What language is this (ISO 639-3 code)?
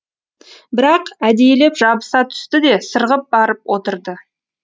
kaz